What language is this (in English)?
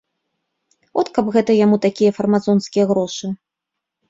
Belarusian